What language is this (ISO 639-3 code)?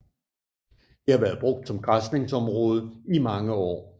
dan